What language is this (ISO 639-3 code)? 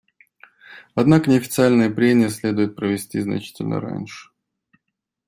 rus